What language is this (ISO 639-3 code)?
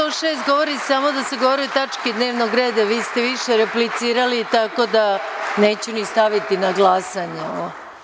srp